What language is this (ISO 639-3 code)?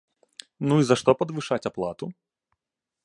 bel